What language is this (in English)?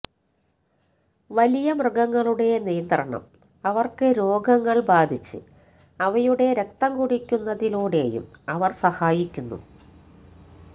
Malayalam